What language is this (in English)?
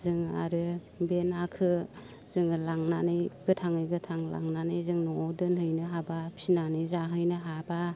Bodo